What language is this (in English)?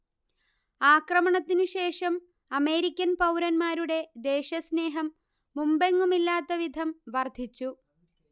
Malayalam